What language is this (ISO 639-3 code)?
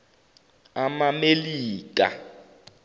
zul